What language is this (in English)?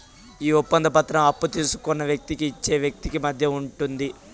Telugu